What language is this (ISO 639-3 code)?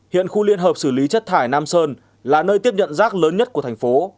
vie